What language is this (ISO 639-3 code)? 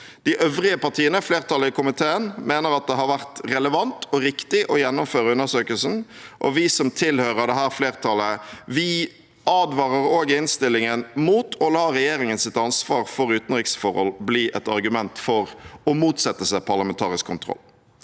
nor